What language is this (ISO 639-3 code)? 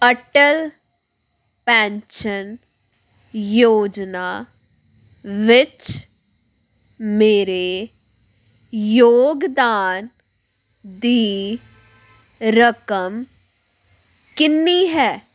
pan